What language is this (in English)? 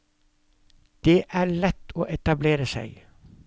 Norwegian